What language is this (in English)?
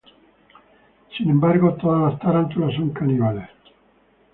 Spanish